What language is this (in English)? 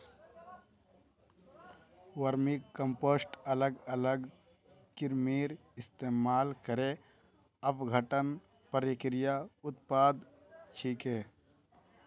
Magahi